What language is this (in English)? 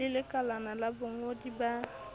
Southern Sotho